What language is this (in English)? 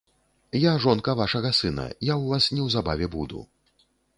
Belarusian